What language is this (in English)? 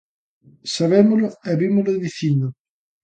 Galician